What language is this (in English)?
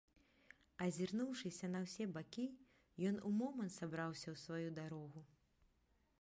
Belarusian